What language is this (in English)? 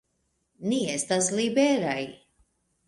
Esperanto